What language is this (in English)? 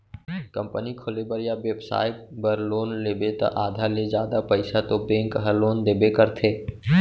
Chhattisgarhi